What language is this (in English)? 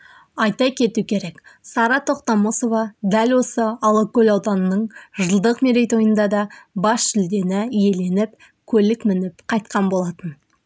Kazakh